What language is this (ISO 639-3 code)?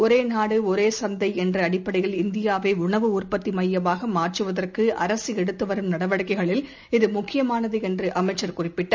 tam